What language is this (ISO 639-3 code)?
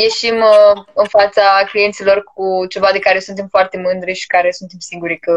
ron